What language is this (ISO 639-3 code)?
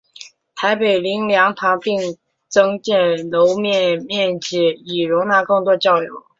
zho